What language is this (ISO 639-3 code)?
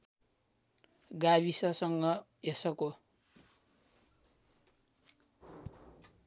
nep